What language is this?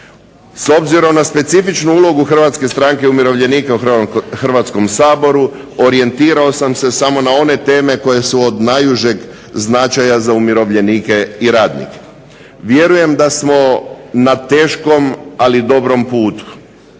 Croatian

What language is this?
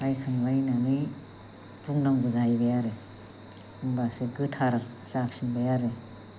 Bodo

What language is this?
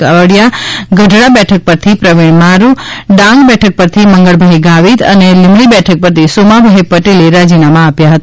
Gujarati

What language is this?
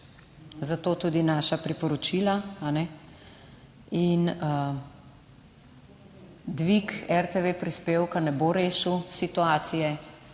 Slovenian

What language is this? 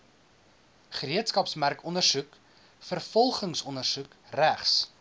Afrikaans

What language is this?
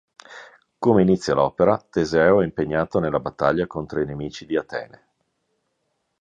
Italian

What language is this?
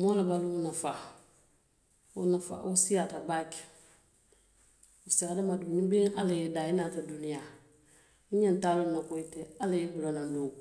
Western Maninkakan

